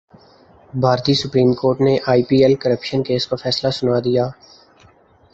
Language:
Urdu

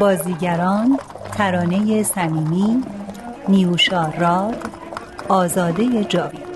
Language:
Persian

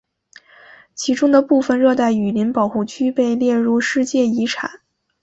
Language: Chinese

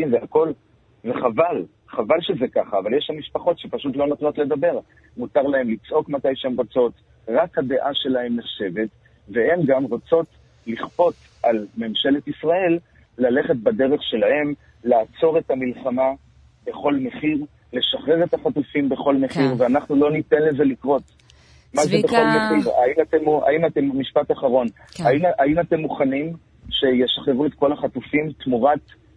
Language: Hebrew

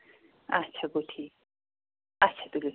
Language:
Kashmiri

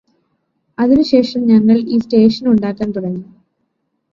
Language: Malayalam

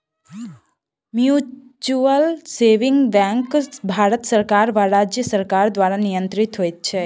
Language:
Maithili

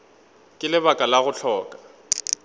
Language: Northern Sotho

